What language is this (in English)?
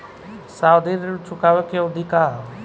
Bhojpuri